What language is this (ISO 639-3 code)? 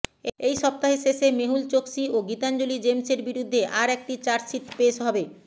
ben